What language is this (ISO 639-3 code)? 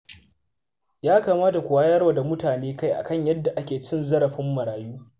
hau